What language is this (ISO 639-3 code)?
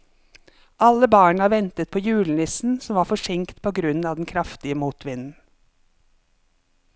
nor